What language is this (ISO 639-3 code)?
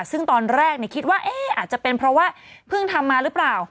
tha